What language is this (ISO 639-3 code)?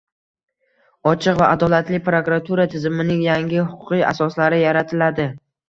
uzb